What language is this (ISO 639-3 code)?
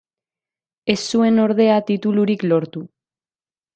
eus